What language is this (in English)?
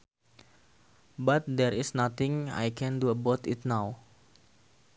Sundanese